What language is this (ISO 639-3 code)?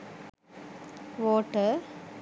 sin